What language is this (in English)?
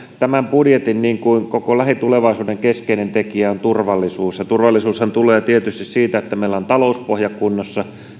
Finnish